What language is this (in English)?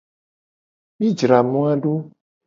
Gen